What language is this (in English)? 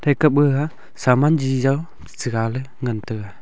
Wancho Naga